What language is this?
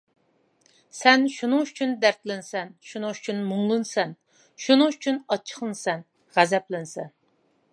Uyghur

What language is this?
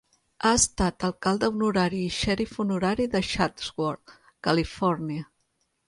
Catalan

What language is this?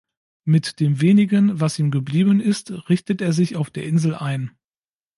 German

